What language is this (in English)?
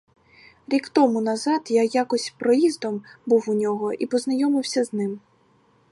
Ukrainian